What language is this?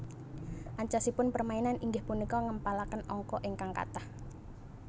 Javanese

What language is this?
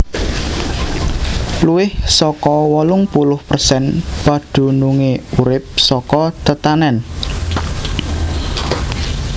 Javanese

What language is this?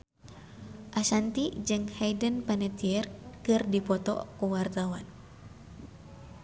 Sundanese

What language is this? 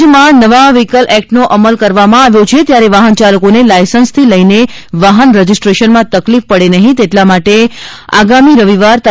Gujarati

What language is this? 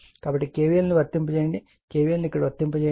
Telugu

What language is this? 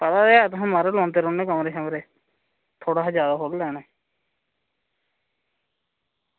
Dogri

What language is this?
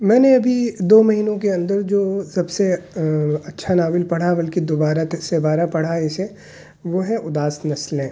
Urdu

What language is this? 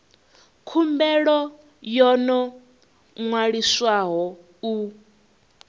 Venda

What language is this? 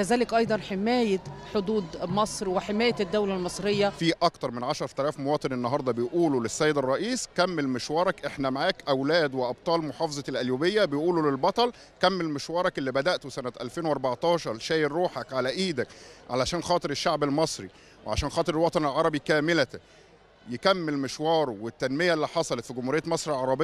Arabic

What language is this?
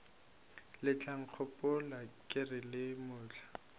Northern Sotho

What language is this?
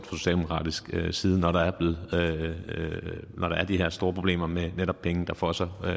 Danish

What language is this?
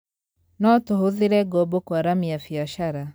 Kikuyu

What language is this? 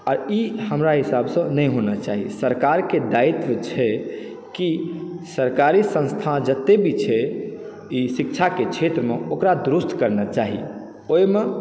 Maithili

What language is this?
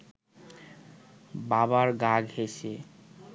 Bangla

